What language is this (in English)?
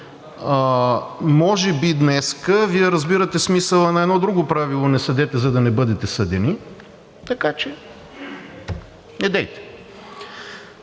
Bulgarian